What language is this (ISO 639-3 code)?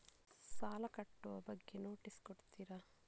kan